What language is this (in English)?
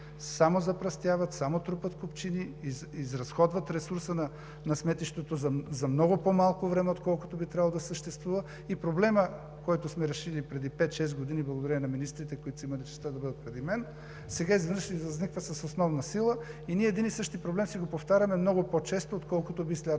Bulgarian